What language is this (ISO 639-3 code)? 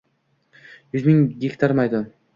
uzb